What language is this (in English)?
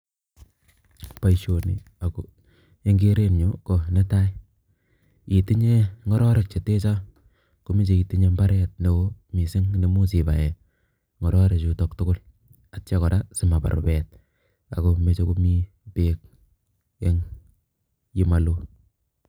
Kalenjin